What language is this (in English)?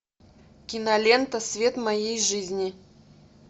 Russian